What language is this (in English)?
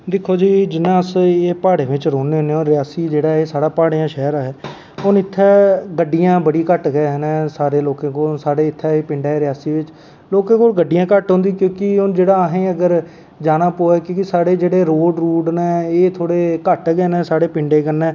Dogri